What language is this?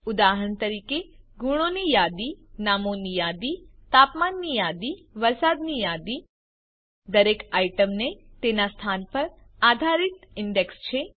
Gujarati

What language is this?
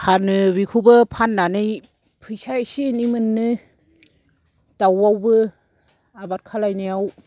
Bodo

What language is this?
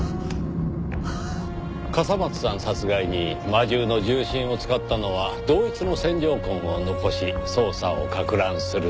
Japanese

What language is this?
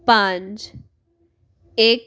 Punjabi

